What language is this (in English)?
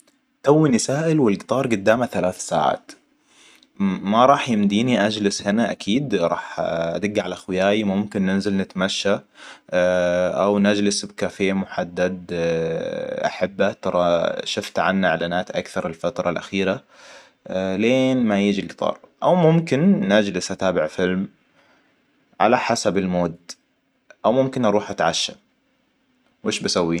Hijazi Arabic